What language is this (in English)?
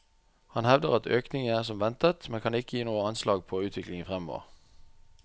Norwegian